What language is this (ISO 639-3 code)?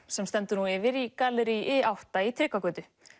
isl